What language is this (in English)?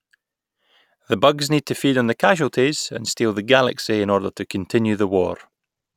English